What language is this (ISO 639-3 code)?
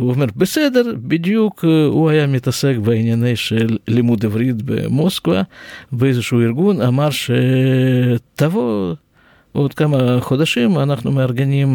heb